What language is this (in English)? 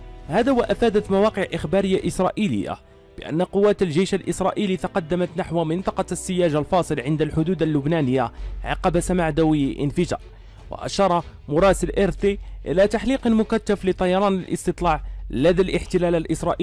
Arabic